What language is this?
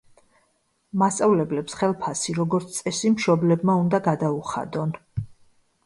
Georgian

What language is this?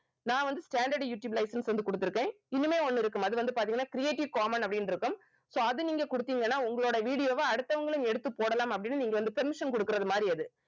Tamil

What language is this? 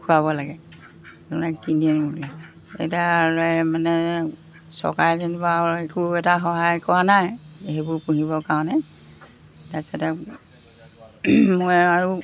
Assamese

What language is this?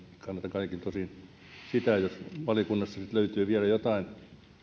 Finnish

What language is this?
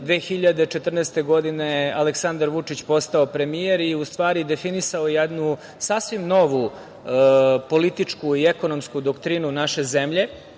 Serbian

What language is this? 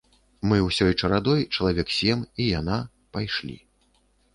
Belarusian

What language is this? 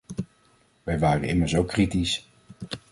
Dutch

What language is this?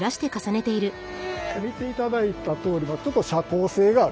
Japanese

